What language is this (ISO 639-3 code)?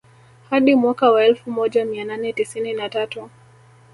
swa